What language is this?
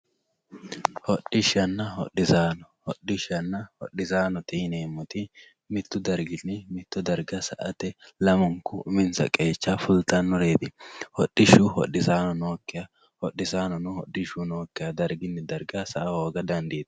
Sidamo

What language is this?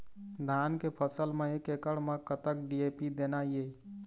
Chhattisgarhi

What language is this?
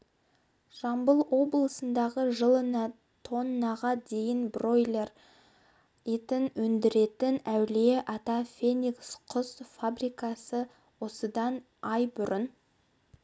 Kazakh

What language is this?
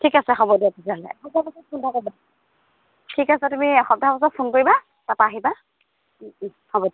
Assamese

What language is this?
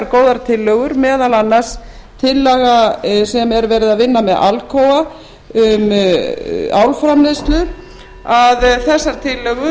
Icelandic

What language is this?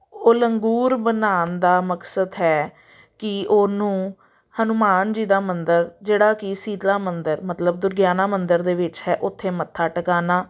Punjabi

